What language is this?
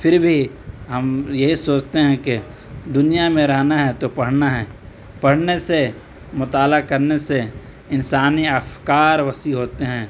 Urdu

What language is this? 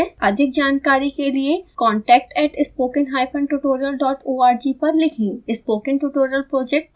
Hindi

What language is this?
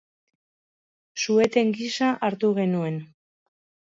Basque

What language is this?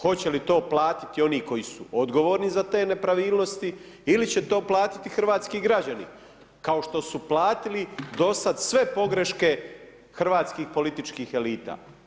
Croatian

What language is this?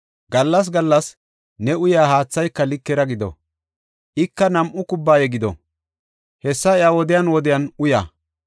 Gofa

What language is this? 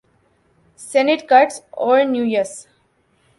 Urdu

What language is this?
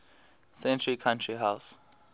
English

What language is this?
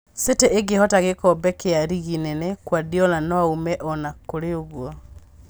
Kikuyu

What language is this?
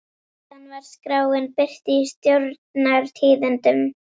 Icelandic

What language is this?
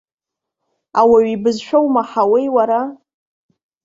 Abkhazian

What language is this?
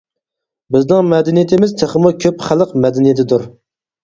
Uyghur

